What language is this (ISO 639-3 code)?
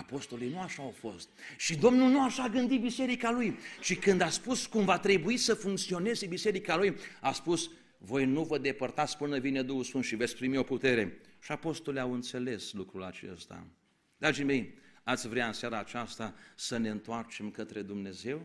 ron